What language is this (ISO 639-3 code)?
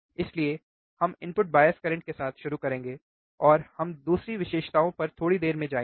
hin